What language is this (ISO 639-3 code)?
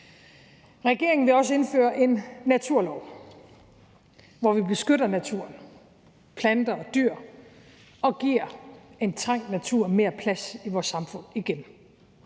dan